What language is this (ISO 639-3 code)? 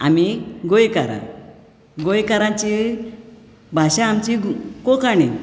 kok